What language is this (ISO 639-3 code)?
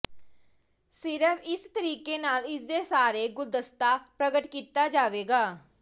pan